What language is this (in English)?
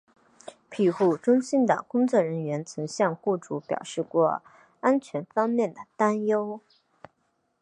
Chinese